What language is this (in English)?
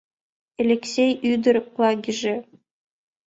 Mari